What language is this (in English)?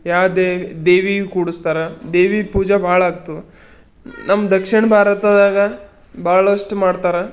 Kannada